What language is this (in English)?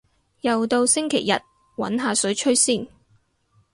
Cantonese